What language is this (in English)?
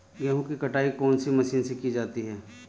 Hindi